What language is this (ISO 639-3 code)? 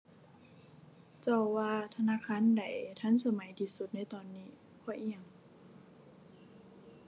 tha